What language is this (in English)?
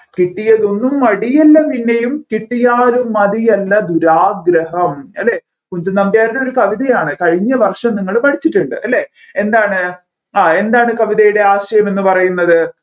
Malayalam